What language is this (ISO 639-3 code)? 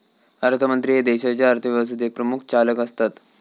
mar